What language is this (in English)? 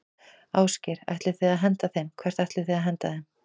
Icelandic